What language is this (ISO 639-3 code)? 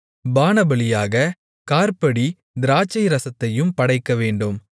tam